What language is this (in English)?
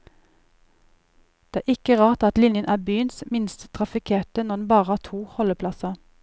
Norwegian